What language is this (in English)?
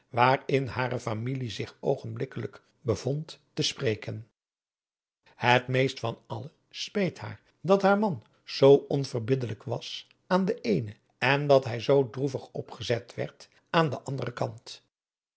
Dutch